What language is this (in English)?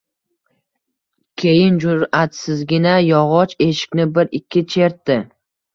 Uzbek